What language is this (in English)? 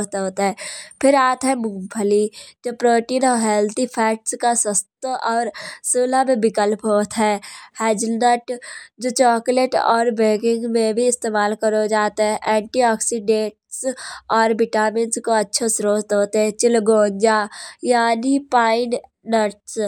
Kanauji